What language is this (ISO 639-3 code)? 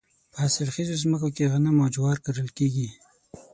pus